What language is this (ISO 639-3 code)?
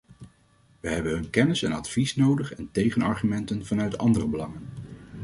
nld